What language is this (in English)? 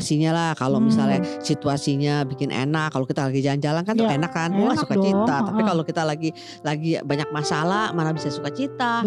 Indonesian